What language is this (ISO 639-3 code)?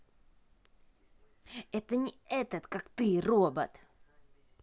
rus